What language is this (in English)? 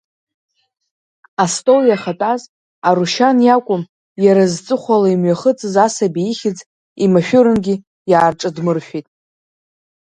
Abkhazian